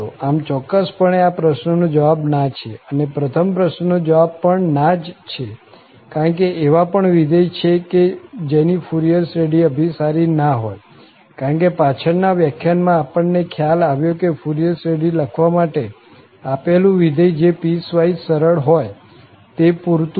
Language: Gujarati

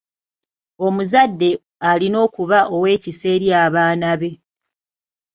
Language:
Ganda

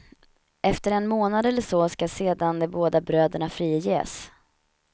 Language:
Swedish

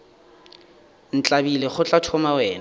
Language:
Northern Sotho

